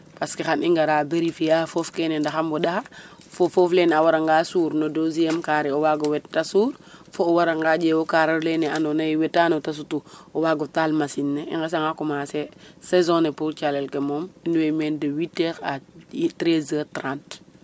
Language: Serer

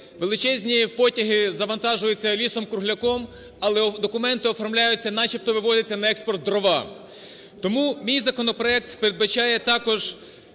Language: Ukrainian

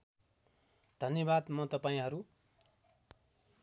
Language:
Nepali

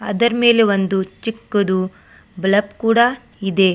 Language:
Kannada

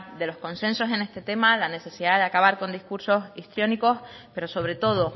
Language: Spanish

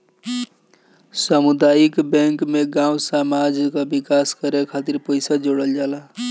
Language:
Bhojpuri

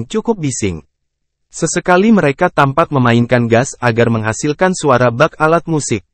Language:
Indonesian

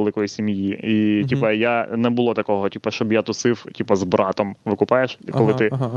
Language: Ukrainian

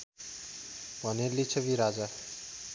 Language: Nepali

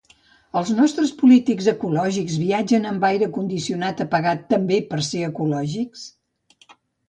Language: Catalan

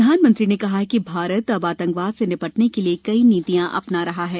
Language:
Hindi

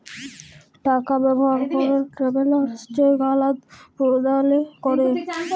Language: Bangla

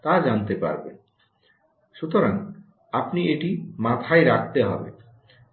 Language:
Bangla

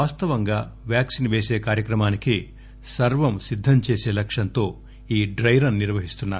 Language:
Telugu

